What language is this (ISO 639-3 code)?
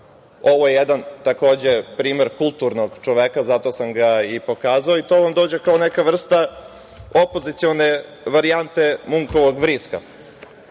srp